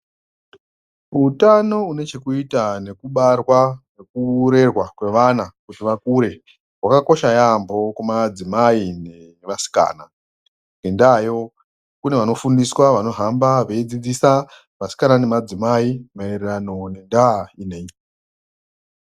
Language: Ndau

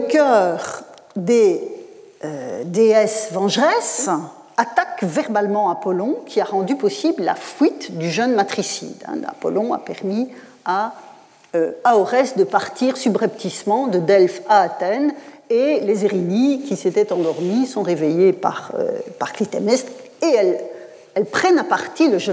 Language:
French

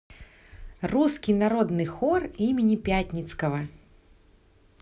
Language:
Russian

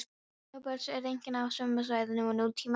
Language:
Icelandic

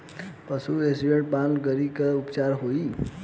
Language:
Bhojpuri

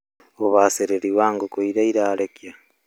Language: Kikuyu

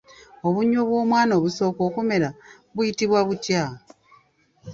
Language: Ganda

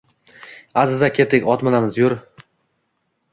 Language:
Uzbek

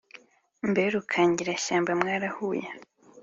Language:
Kinyarwanda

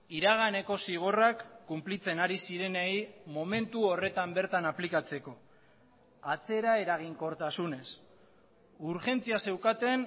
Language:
Basque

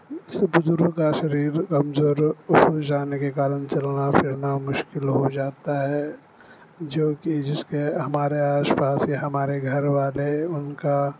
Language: Urdu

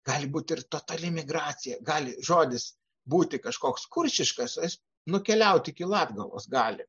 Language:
Lithuanian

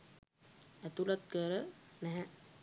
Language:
Sinhala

